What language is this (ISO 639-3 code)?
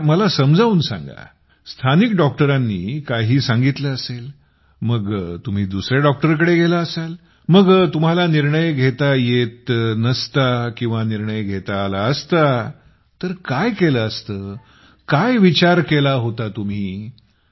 mar